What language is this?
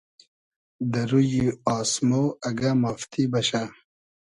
Hazaragi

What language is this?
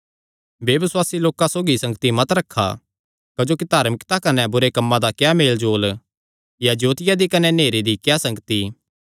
Kangri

